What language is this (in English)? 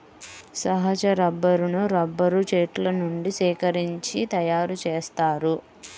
Telugu